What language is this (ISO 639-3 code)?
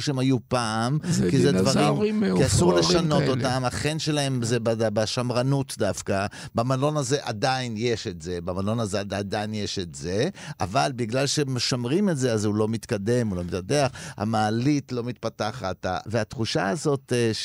heb